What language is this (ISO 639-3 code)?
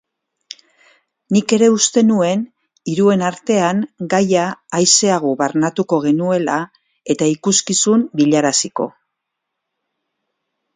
eus